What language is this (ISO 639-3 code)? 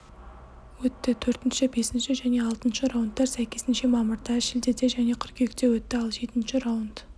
kaz